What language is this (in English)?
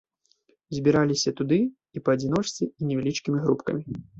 Belarusian